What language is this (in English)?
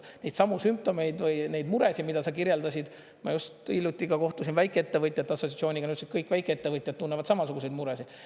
Estonian